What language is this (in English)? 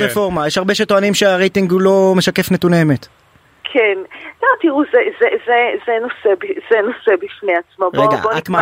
Hebrew